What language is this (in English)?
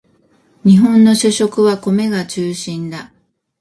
Japanese